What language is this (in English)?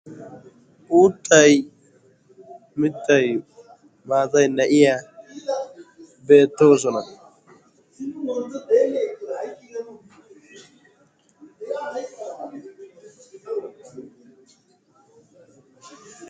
Wolaytta